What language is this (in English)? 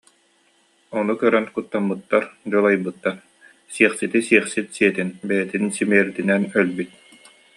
Yakut